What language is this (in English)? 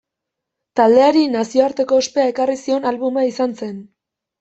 Basque